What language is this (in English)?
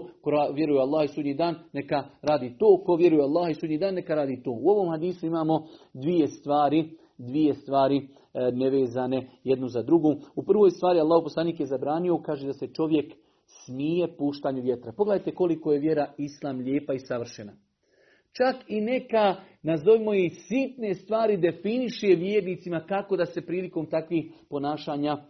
Croatian